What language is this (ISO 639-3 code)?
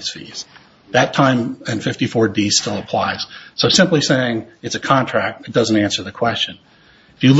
eng